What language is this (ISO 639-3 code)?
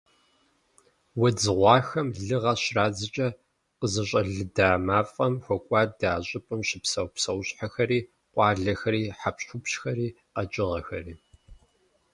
kbd